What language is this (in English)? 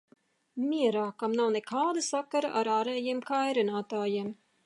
Latvian